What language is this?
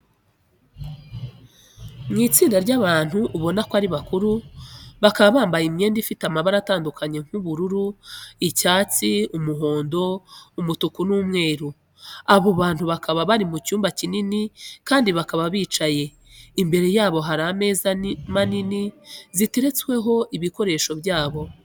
Kinyarwanda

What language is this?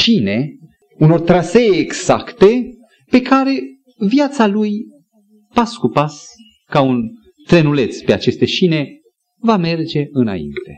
Romanian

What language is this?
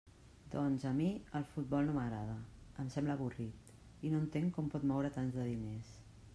Catalan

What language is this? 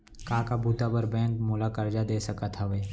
Chhattisgarhi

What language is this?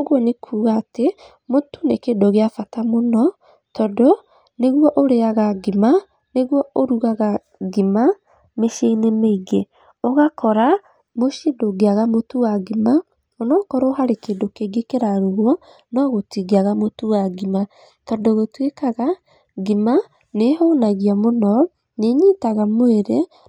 Kikuyu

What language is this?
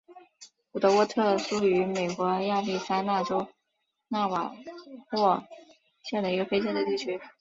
Chinese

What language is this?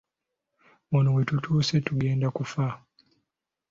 Ganda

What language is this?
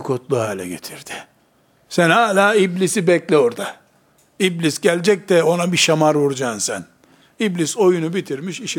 Turkish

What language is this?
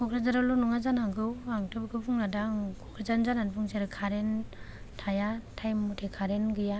Bodo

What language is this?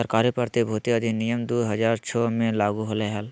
Magahi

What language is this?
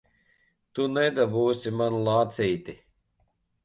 Latvian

